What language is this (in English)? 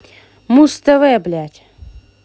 Russian